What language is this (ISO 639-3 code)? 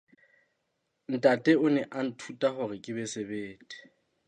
sot